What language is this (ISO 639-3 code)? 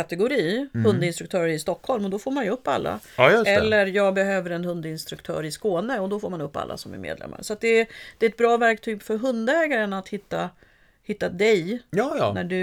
swe